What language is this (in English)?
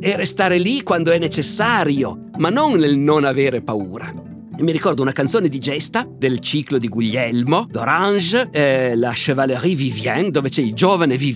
Italian